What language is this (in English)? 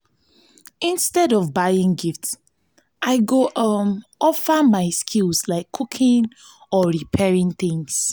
Nigerian Pidgin